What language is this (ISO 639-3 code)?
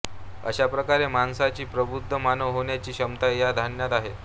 mar